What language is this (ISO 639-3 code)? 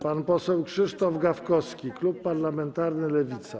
pol